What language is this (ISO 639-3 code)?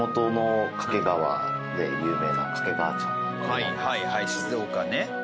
jpn